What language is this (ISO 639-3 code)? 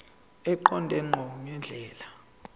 zul